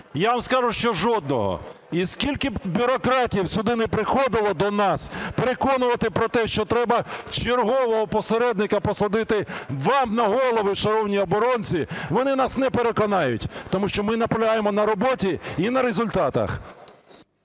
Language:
Ukrainian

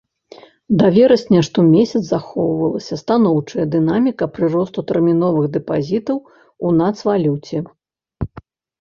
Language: Belarusian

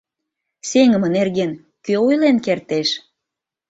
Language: Mari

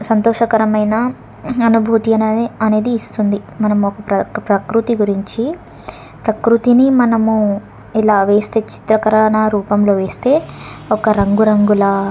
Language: Telugu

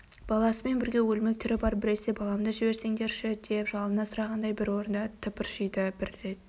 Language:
Kazakh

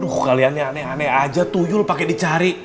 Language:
Indonesian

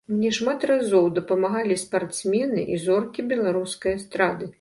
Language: Belarusian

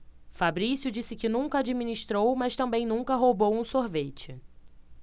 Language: Portuguese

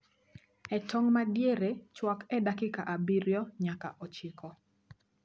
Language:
Luo (Kenya and Tanzania)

